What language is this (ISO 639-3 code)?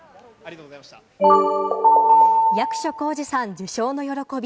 jpn